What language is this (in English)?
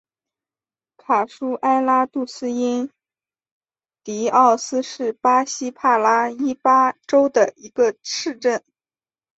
Chinese